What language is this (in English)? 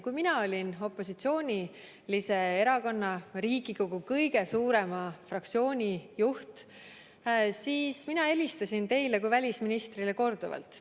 Estonian